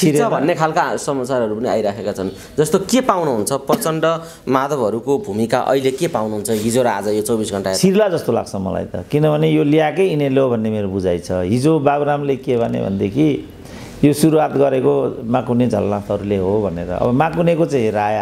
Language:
Indonesian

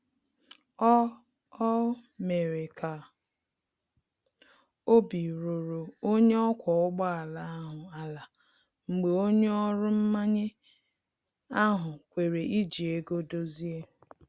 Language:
Igbo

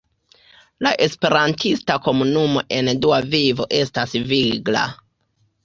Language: Esperanto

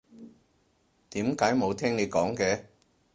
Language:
Cantonese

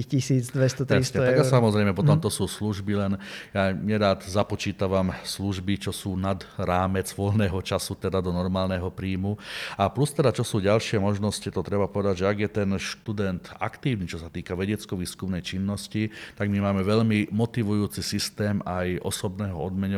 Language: Slovak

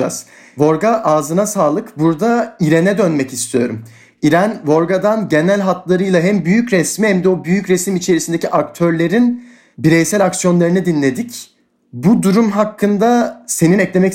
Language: Turkish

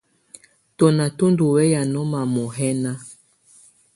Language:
Tunen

